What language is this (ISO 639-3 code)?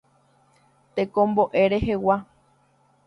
grn